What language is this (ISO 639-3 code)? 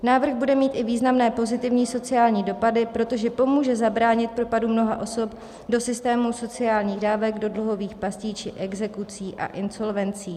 ces